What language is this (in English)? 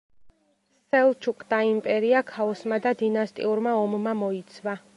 Georgian